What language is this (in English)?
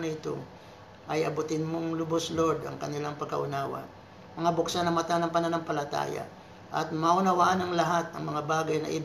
Filipino